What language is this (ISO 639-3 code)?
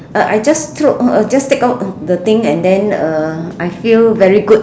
eng